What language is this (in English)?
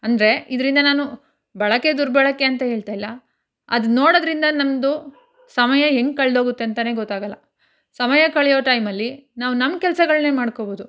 Kannada